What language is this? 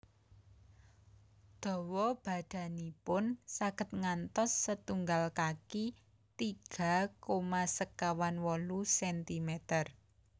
Javanese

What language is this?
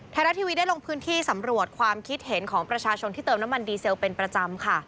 Thai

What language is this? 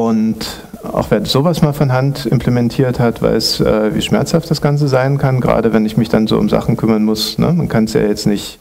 German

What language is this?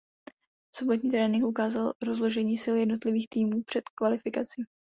Czech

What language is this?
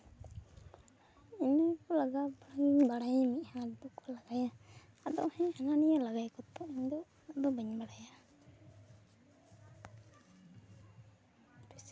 Santali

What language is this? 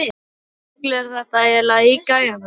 Icelandic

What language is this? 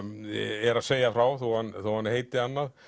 Icelandic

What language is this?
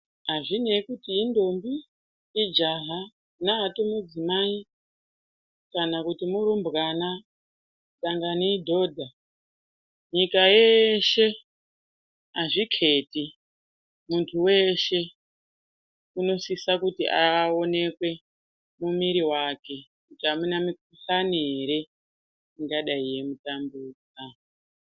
Ndau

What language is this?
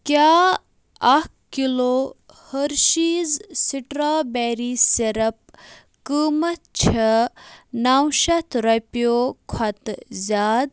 Kashmiri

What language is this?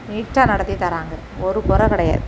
Tamil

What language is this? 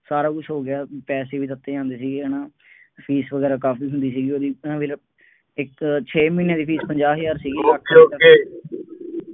Punjabi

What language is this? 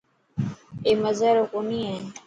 Dhatki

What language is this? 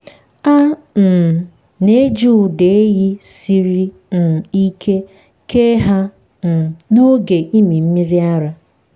Igbo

